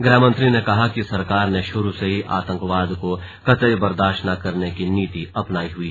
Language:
Hindi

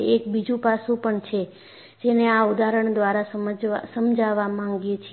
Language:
Gujarati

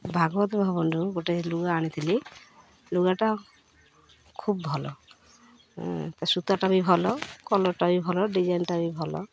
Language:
Odia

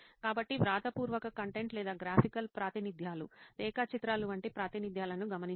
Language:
Telugu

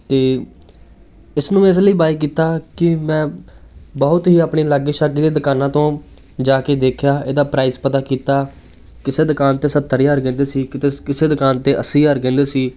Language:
Punjabi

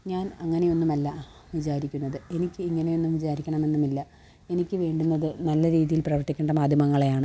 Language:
Malayalam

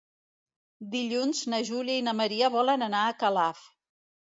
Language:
Catalan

